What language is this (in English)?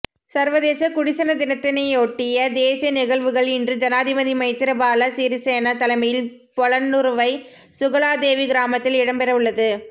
Tamil